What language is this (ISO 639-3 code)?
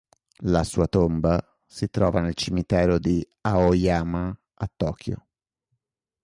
ita